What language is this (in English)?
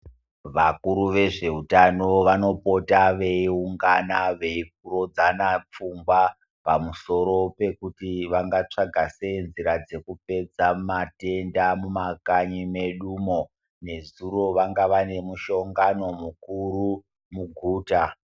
Ndau